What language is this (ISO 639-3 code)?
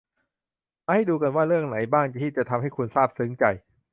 tha